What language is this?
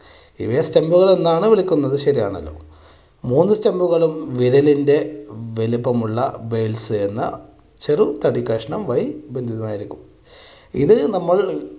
Malayalam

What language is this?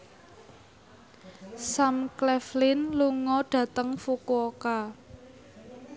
Javanese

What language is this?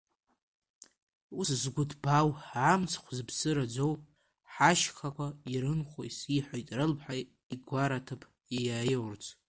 Abkhazian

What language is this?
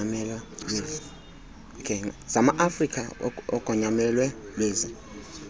Xhosa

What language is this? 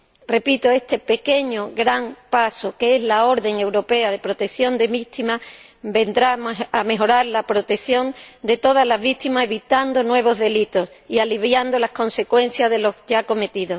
Spanish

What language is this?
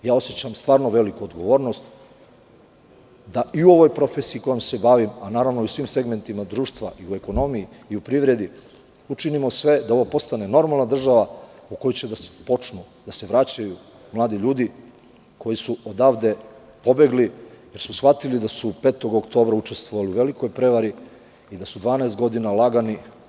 Serbian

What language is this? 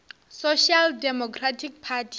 Northern Sotho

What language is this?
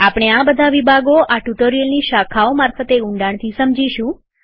Gujarati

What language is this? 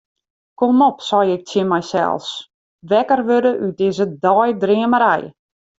Western Frisian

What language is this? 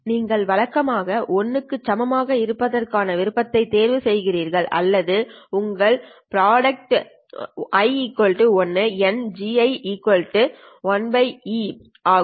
Tamil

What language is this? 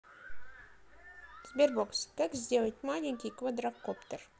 Russian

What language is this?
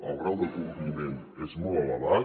Catalan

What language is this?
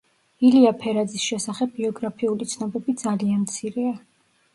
Georgian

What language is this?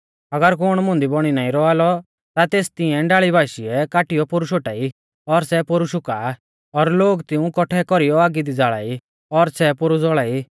Mahasu Pahari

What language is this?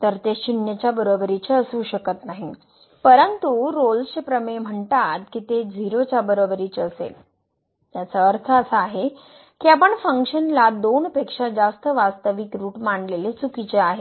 Marathi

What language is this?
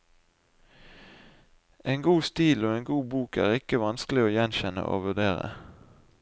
Norwegian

